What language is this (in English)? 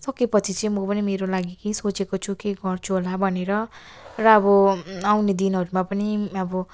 Nepali